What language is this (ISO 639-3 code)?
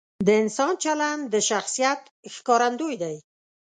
pus